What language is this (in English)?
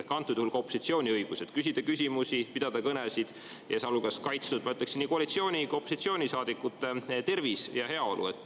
Estonian